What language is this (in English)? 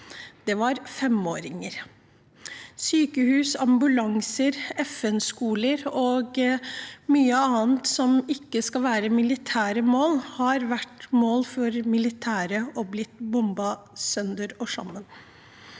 Norwegian